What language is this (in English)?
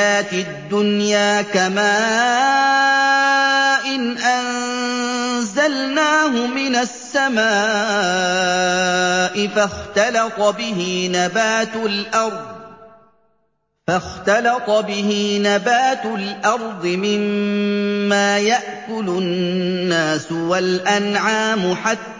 Arabic